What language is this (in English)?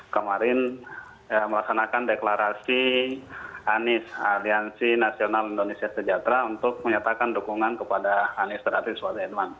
Indonesian